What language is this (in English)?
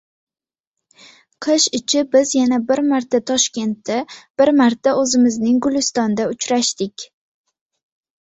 Uzbek